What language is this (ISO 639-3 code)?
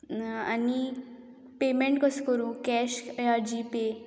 kok